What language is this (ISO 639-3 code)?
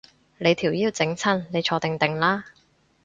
yue